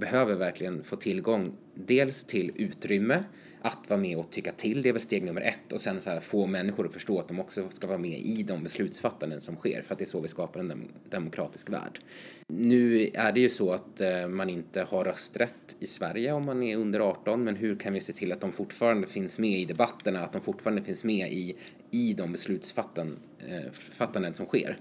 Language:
Swedish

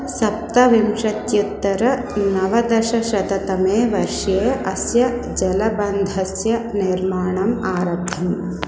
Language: Sanskrit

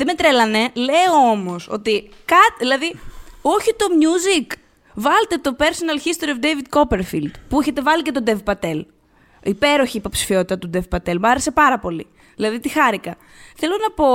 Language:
Greek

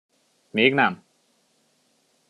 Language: Hungarian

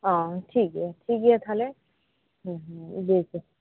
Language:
Santali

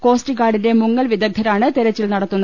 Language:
Malayalam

